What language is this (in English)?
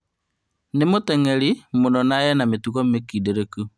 Kikuyu